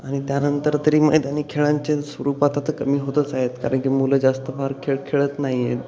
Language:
Marathi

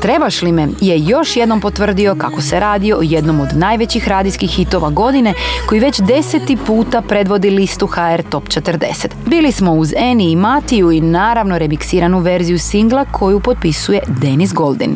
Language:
Croatian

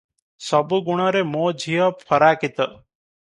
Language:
Odia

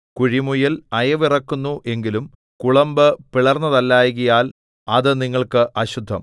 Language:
Malayalam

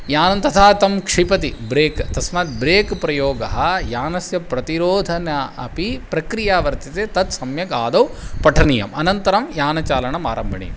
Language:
Sanskrit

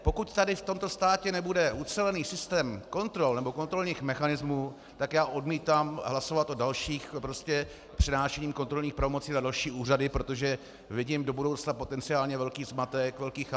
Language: Czech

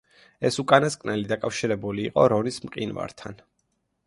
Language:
Georgian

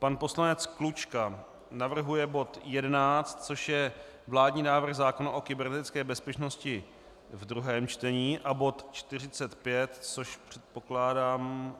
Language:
Czech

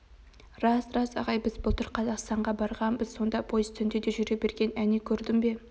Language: Kazakh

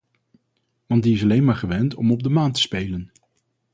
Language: Dutch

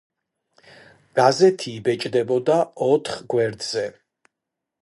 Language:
Georgian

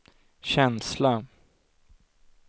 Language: Swedish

